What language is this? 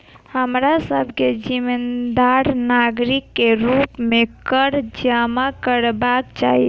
Maithili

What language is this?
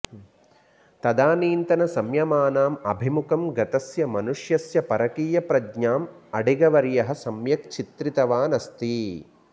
Sanskrit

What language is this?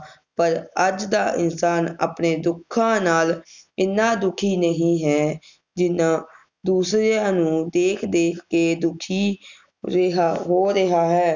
Punjabi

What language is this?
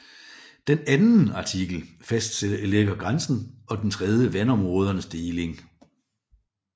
Danish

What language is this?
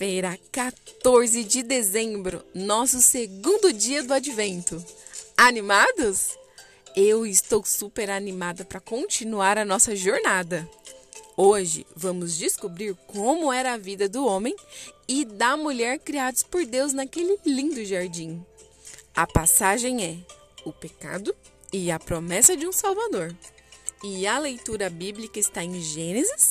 Portuguese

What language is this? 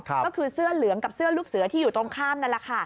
Thai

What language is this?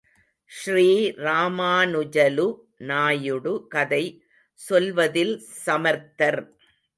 Tamil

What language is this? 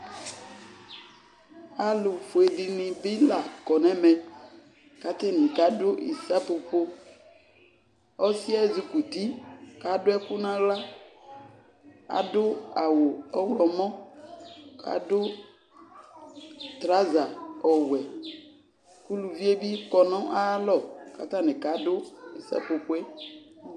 Ikposo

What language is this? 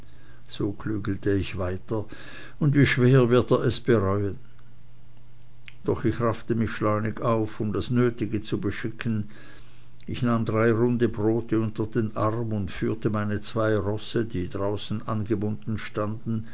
German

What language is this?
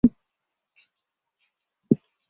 Chinese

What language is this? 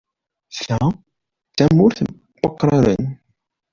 Kabyle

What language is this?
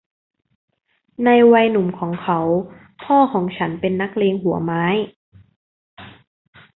Thai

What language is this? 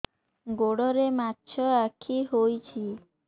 Odia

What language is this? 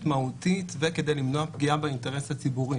Hebrew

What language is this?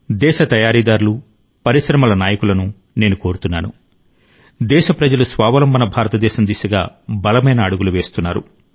Telugu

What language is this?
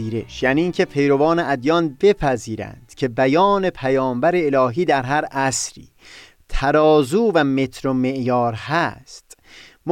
Persian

